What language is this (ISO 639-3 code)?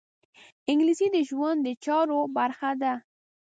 pus